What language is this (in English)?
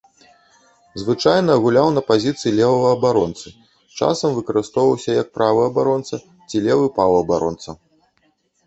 Belarusian